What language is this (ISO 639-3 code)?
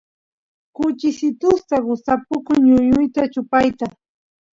qus